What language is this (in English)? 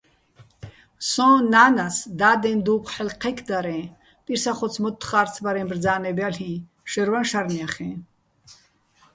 Bats